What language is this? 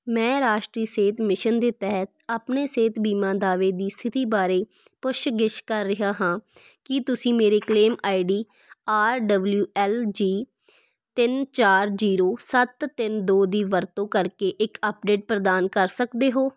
Punjabi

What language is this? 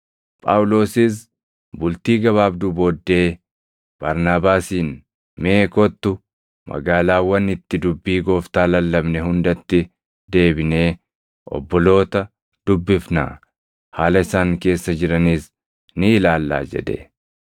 Oromo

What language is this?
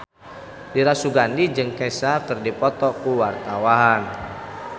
Sundanese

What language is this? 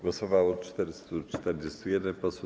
Polish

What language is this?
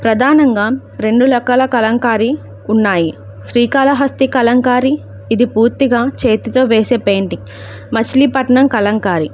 Telugu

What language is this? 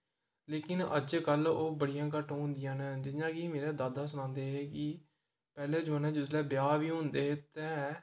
Dogri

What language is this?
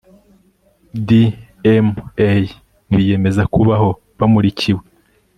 Kinyarwanda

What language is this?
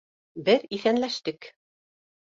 Bashkir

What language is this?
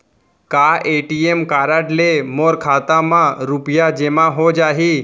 Chhattisgarhi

